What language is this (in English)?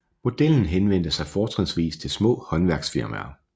Danish